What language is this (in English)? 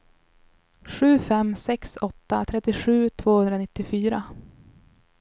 Swedish